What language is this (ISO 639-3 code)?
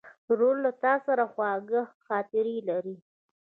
pus